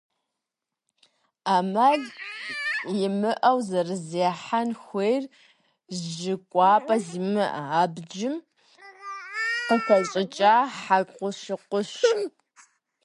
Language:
Kabardian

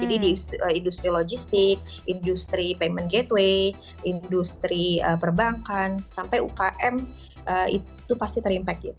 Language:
Indonesian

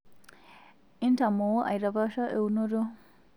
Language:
Masai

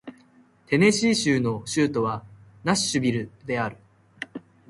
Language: Japanese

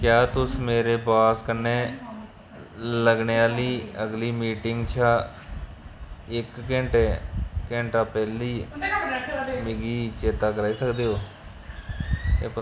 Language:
Dogri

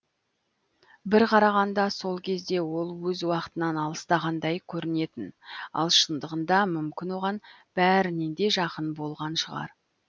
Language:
Kazakh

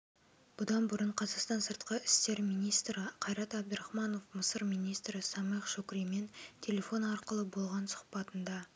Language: Kazakh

